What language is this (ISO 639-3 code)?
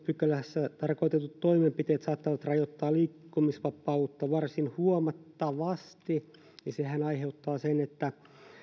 fin